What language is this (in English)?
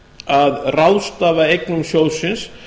Icelandic